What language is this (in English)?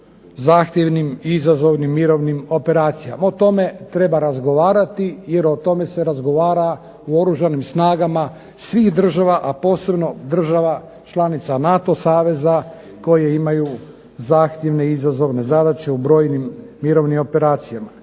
Croatian